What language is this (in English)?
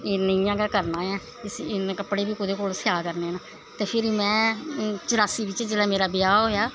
Dogri